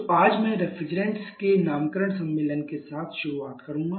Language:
Hindi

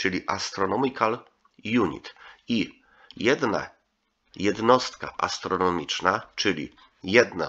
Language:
Polish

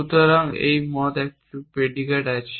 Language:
Bangla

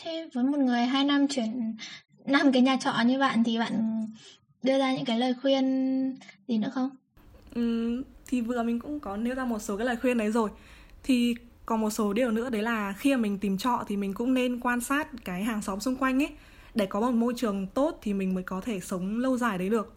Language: Vietnamese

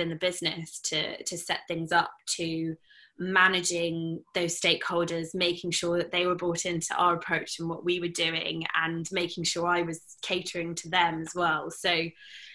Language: English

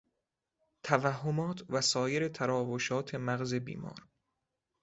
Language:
Persian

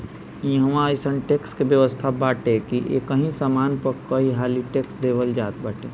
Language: Bhojpuri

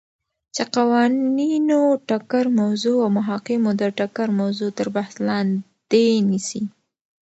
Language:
Pashto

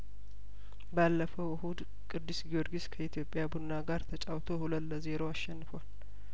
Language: Amharic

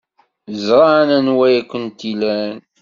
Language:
Kabyle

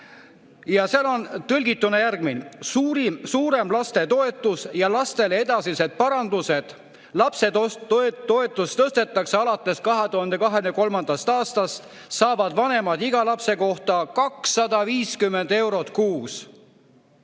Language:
Estonian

